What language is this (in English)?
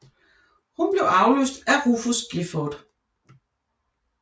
Danish